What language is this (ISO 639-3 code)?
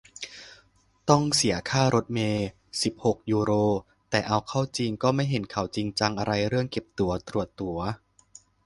tha